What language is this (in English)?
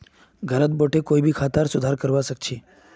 Magahi